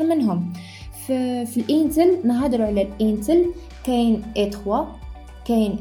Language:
Arabic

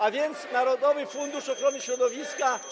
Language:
Polish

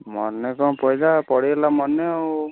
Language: Odia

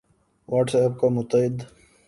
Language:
Urdu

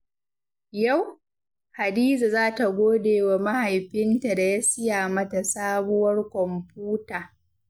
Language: Hausa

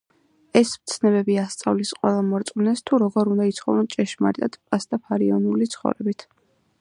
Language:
Georgian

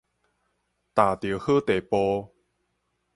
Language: Min Nan Chinese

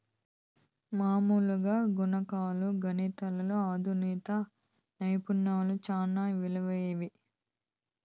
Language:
Telugu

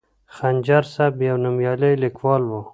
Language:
Pashto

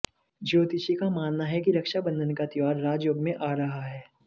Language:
Hindi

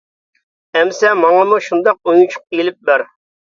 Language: Uyghur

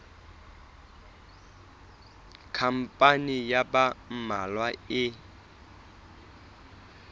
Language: Southern Sotho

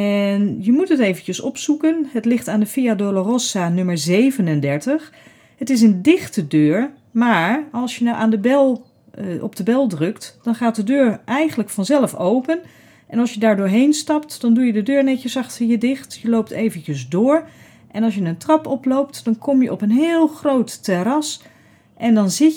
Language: Dutch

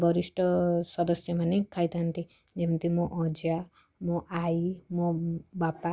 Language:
Odia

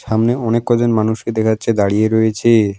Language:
Bangla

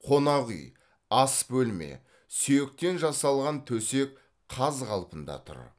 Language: Kazakh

